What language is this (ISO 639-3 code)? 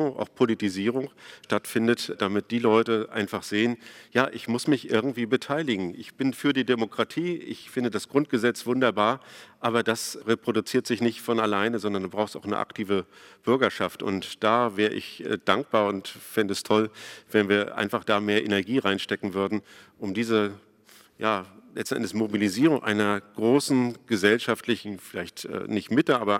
deu